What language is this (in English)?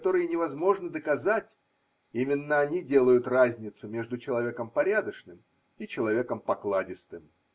Russian